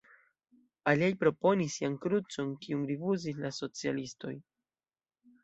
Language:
Esperanto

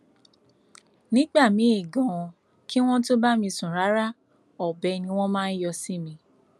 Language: Yoruba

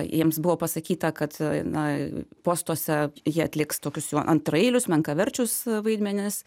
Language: Lithuanian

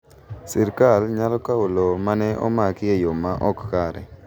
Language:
Luo (Kenya and Tanzania)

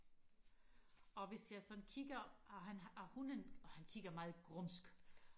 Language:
Danish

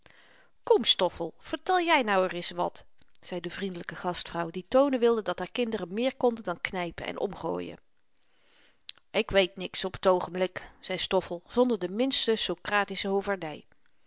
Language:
Dutch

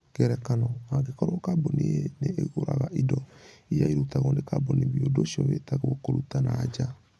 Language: Kikuyu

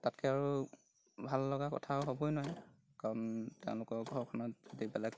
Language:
Assamese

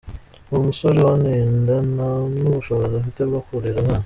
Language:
Kinyarwanda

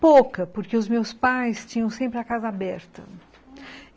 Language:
Portuguese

